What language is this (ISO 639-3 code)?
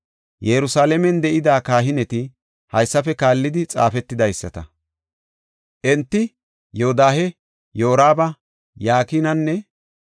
gof